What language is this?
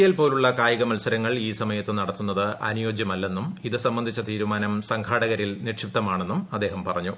Malayalam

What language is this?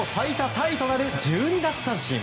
Japanese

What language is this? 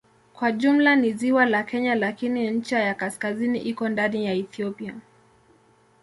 Swahili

